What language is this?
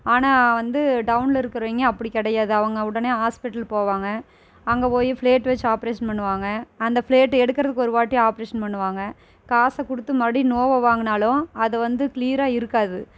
Tamil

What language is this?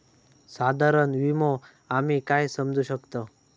Marathi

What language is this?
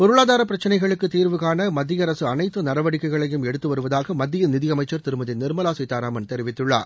Tamil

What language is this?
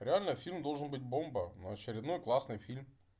Russian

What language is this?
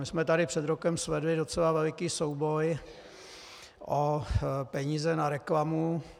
Czech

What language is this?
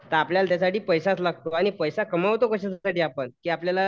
Marathi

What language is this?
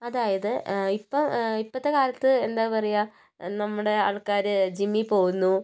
Malayalam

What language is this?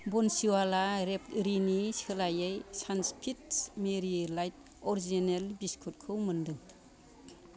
Bodo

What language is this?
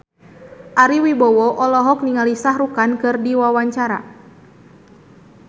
Sundanese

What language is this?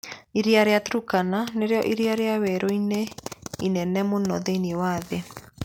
Kikuyu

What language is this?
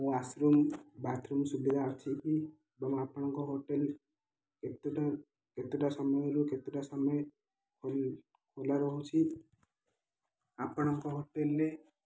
Odia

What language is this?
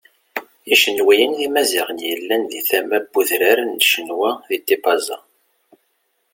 Kabyle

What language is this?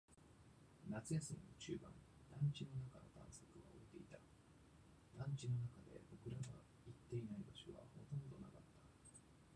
Japanese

